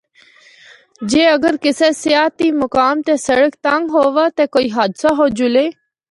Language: Northern Hindko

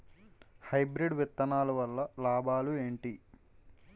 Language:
Telugu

